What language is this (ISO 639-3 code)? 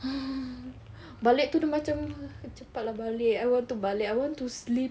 eng